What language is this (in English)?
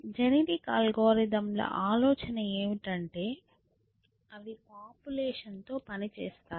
Telugu